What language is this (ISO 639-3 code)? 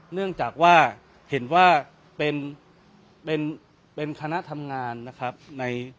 tha